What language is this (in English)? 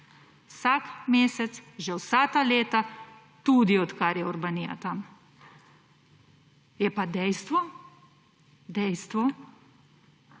Slovenian